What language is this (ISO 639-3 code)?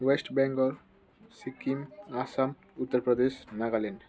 nep